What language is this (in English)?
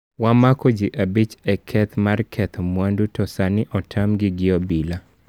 Luo (Kenya and Tanzania)